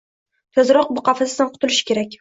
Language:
Uzbek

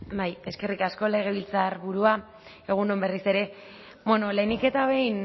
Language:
Basque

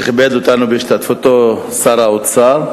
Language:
Hebrew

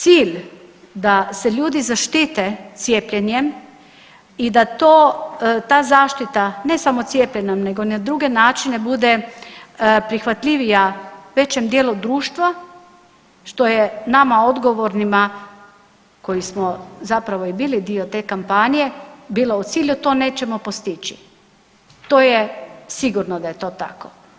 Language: Croatian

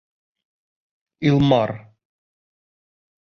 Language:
Bashkir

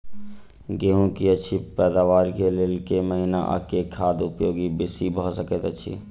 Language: Maithili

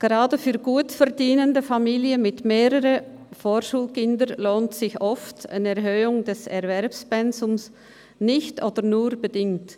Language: Swiss German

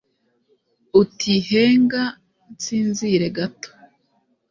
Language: Kinyarwanda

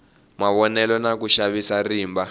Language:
Tsonga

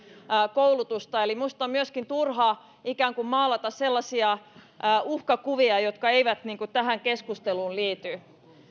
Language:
Finnish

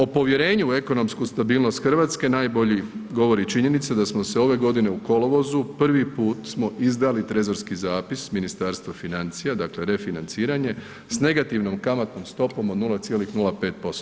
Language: Croatian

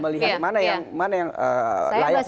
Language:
Indonesian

